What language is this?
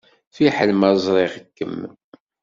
Kabyle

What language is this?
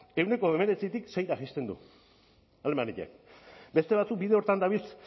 Basque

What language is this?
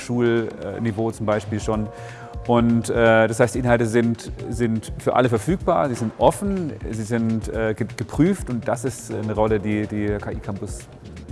German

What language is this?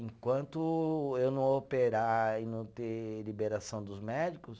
Portuguese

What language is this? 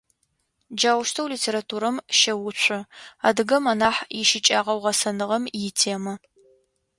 Adyghe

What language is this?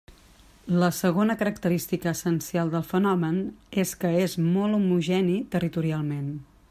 Catalan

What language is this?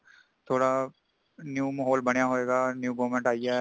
Punjabi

